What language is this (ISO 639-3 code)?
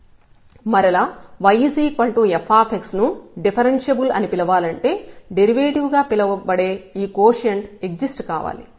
tel